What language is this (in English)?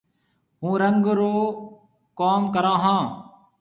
Marwari (Pakistan)